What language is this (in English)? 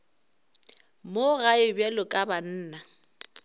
Northern Sotho